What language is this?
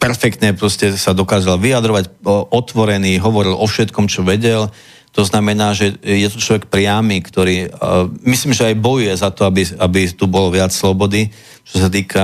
Slovak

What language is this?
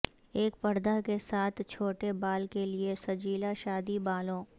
Urdu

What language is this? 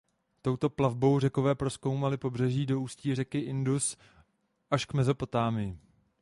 Czech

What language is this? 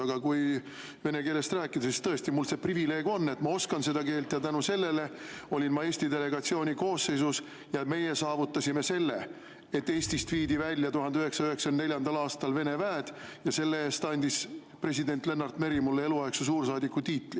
Estonian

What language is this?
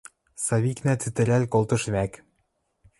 Western Mari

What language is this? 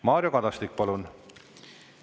Estonian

